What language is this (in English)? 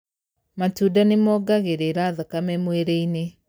Kikuyu